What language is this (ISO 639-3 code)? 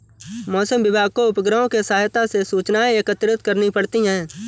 hin